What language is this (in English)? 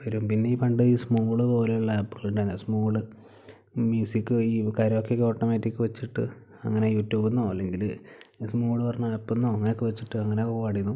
Malayalam